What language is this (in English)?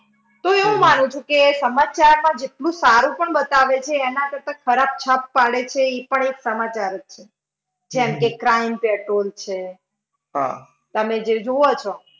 Gujarati